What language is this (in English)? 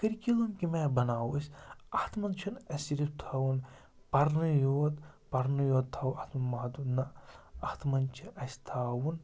Kashmiri